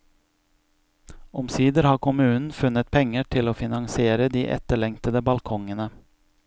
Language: Norwegian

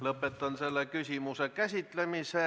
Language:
Estonian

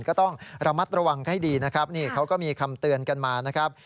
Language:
Thai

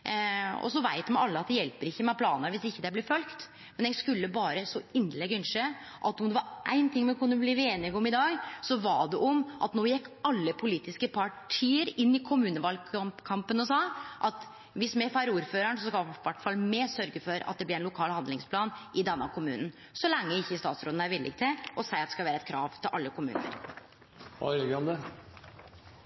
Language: Norwegian Nynorsk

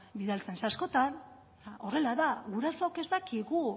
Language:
Basque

